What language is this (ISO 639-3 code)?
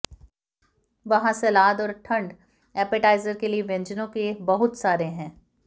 hin